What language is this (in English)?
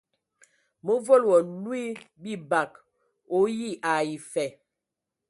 Ewondo